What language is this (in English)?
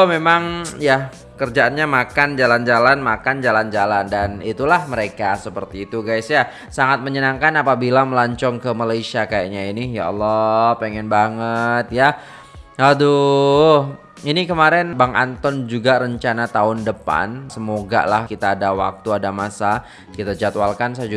Indonesian